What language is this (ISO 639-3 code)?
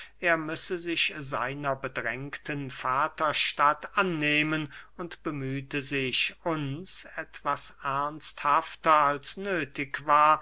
deu